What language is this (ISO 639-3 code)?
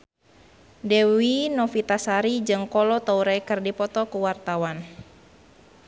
sun